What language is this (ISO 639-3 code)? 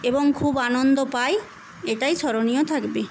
ben